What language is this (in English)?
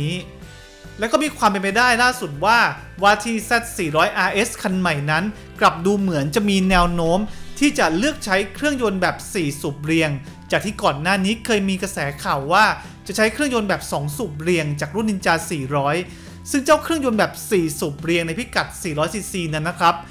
Thai